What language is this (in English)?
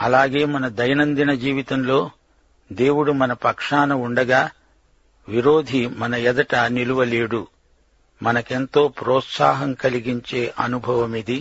Telugu